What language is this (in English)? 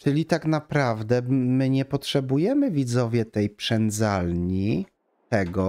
Polish